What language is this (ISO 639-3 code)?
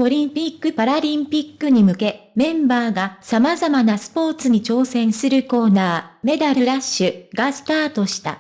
jpn